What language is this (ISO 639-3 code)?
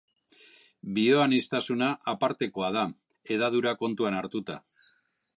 eus